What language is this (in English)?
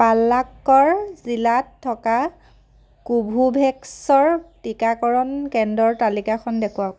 Assamese